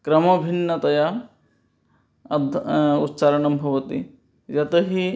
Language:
Sanskrit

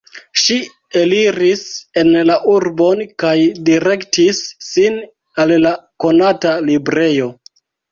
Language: Esperanto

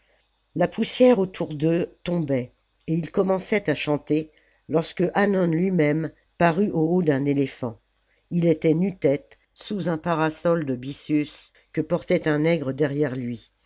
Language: French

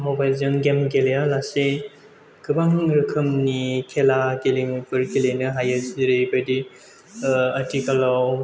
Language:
Bodo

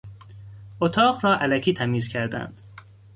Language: Persian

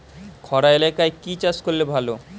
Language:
Bangla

